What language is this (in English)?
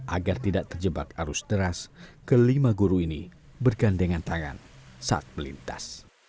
Indonesian